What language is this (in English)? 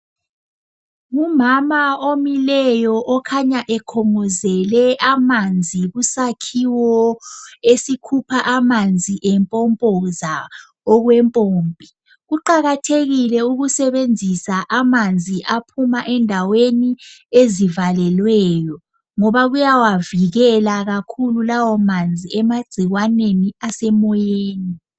North Ndebele